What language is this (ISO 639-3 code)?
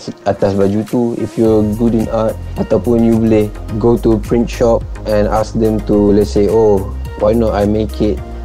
msa